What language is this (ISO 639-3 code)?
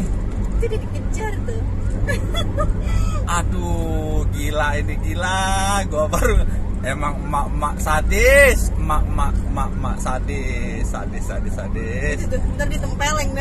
ind